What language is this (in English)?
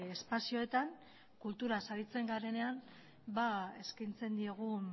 Basque